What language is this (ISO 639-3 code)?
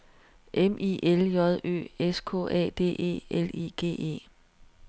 dan